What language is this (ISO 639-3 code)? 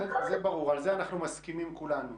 heb